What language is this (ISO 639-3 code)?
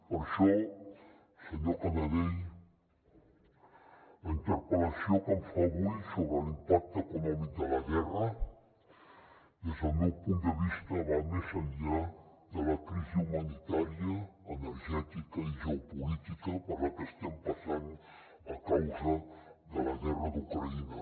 cat